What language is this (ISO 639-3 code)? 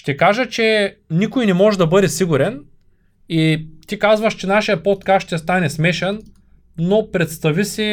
bul